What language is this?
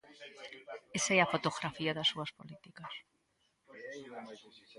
Galician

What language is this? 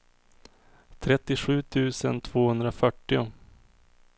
Swedish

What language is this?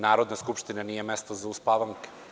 Serbian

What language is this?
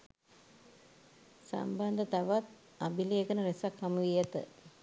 Sinhala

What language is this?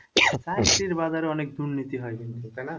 Bangla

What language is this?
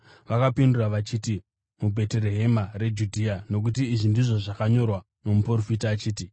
Shona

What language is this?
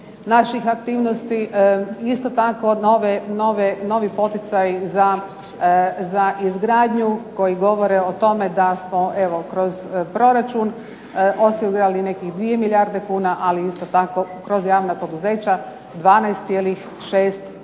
Croatian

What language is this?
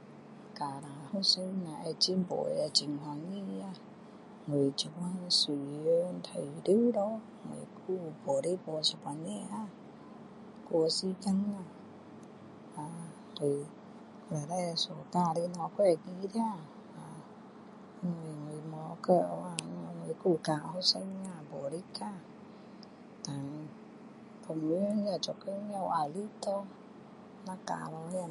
Min Dong Chinese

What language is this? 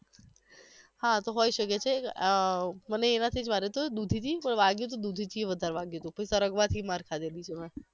Gujarati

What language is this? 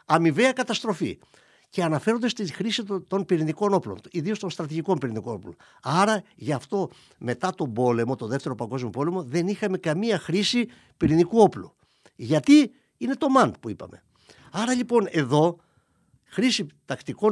Greek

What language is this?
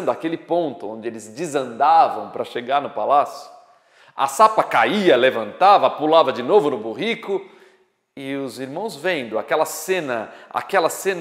Portuguese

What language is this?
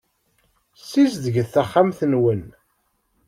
Kabyle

